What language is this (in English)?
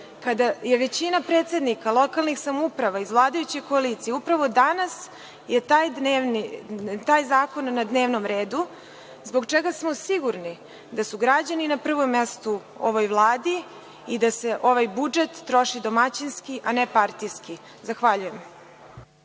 Serbian